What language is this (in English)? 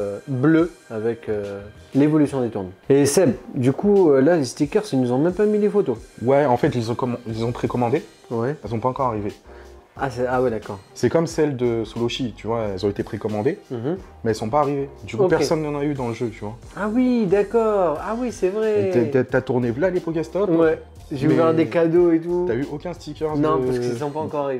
French